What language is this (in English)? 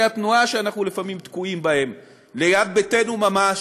Hebrew